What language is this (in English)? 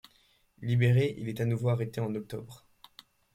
French